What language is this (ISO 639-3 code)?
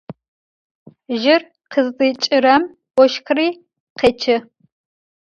ady